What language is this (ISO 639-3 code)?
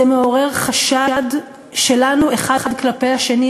heb